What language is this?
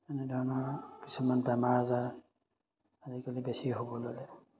Assamese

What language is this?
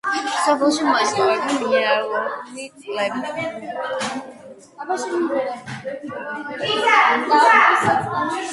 Georgian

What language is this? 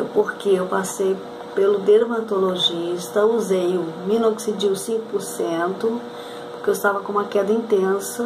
Portuguese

